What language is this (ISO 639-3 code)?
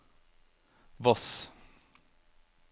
nor